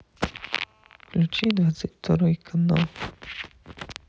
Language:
Russian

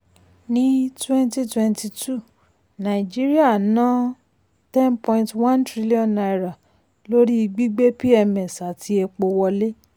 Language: Yoruba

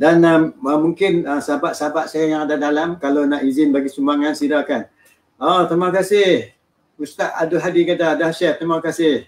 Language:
Malay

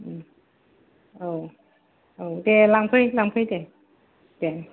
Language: Bodo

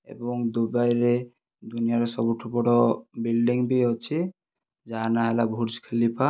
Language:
Odia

